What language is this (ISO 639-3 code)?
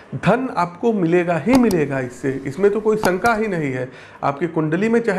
hin